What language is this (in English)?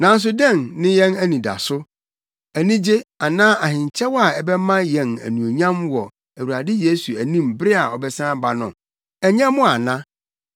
Akan